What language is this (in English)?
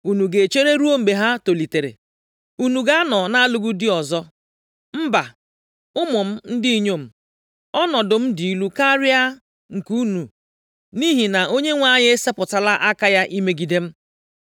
Igbo